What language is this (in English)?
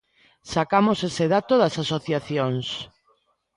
Galician